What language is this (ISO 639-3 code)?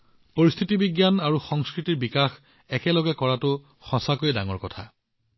asm